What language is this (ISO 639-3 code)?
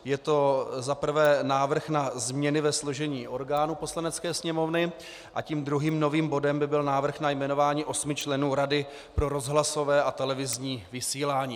ces